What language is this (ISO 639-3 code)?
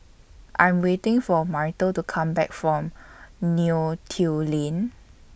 eng